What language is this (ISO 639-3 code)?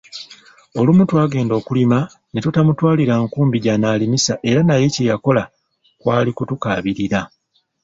lug